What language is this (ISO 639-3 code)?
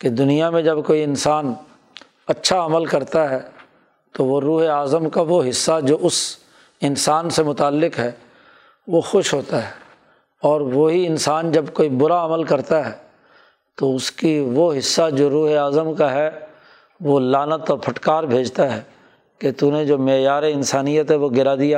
urd